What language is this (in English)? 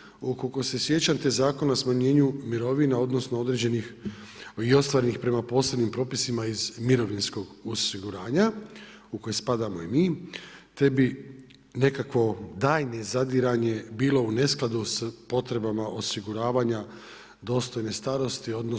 Croatian